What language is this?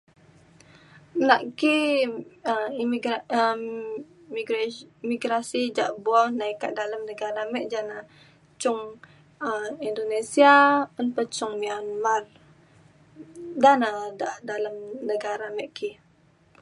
Mainstream Kenyah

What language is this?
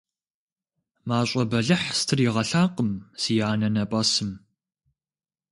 Kabardian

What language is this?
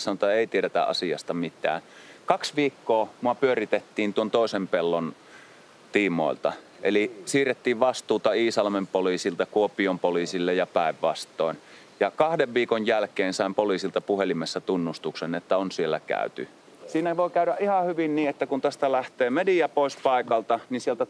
Finnish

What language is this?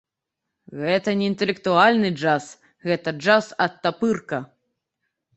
Belarusian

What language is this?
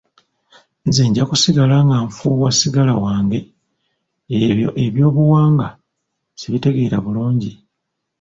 Ganda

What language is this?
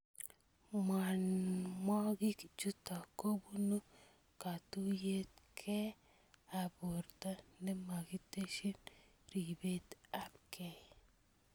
Kalenjin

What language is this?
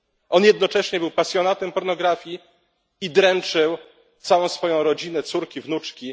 Polish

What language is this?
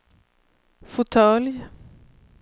Swedish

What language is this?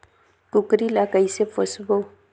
Chhattisgarhi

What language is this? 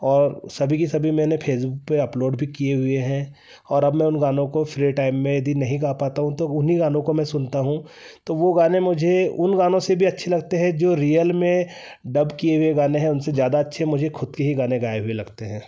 Hindi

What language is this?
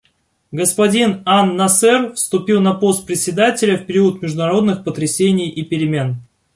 Russian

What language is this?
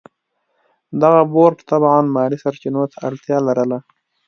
Pashto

